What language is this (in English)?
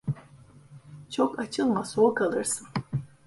Turkish